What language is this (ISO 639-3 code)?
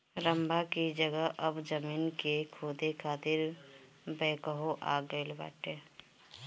bho